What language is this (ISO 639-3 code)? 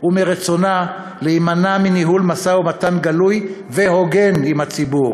heb